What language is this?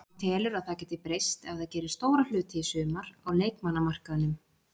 Icelandic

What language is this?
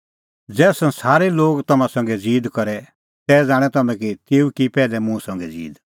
Kullu Pahari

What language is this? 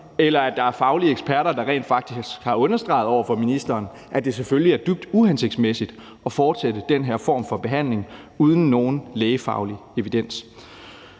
Danish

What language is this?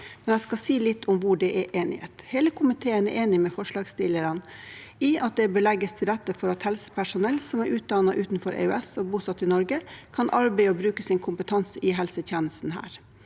Norwegian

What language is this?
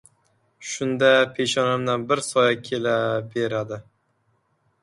Uzbek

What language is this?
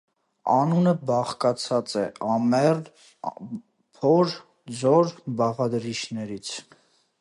Armenian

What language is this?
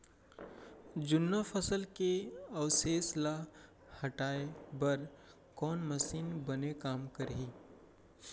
Chhattisgarhi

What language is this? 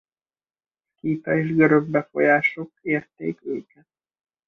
Hungarian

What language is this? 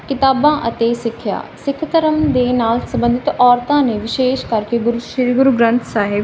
Punjabi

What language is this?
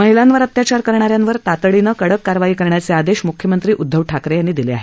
Marathi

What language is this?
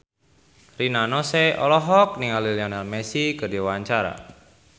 Sundanese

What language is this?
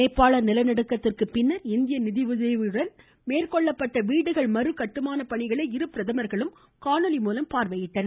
Tamil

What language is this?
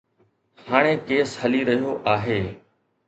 Sindhi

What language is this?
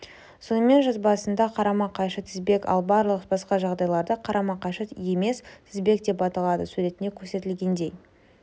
Kazakh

